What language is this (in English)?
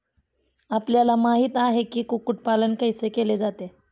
Marathi